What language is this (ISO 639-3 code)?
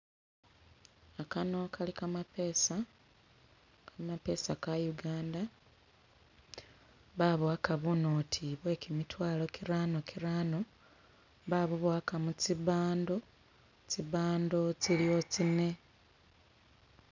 myx